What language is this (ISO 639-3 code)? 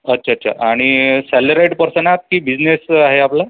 mar